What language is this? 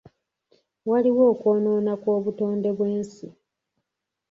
Ganda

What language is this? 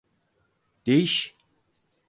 Turkish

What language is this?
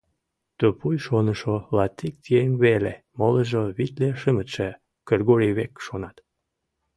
Mari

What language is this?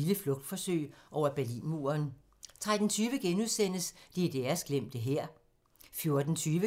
Danish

